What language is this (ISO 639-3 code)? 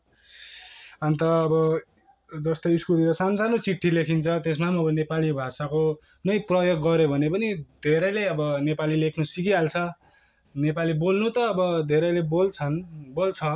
nep